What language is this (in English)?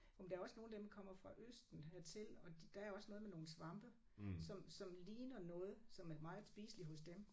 Danish